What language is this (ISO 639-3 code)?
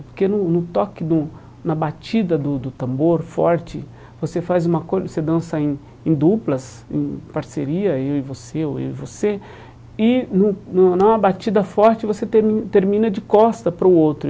por